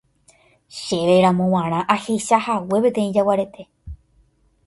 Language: Guarani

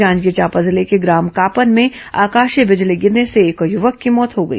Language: Hindi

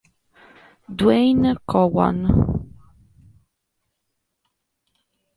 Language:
Italian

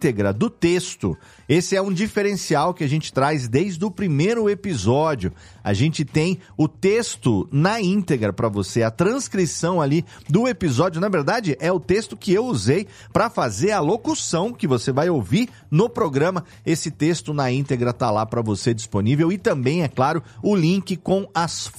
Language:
Portuguese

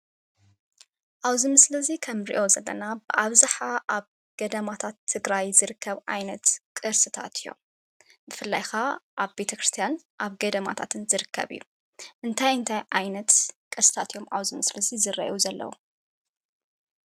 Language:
Tigrinya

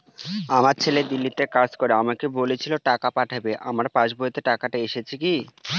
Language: Bangla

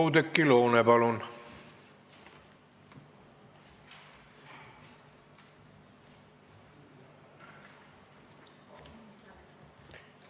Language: Estonian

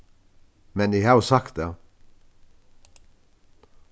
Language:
Faroese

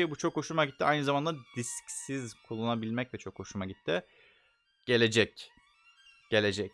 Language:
Turkish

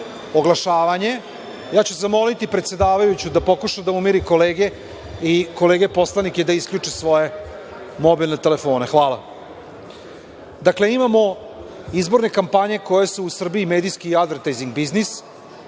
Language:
Serbian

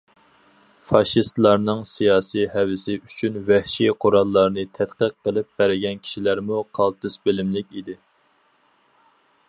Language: Uyghur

